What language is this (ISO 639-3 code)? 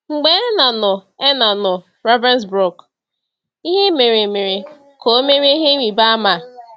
ibo